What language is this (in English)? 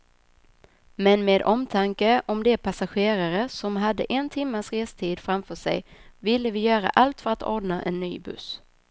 Swedish